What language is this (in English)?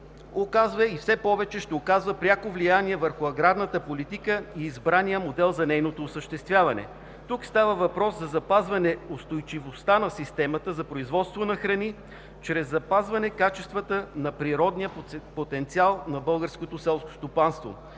Bulgarian